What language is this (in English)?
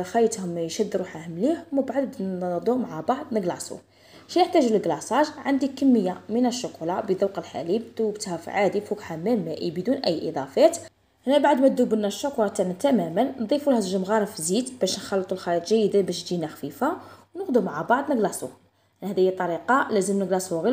Arabic